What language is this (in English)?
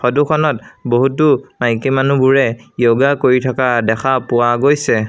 Assamese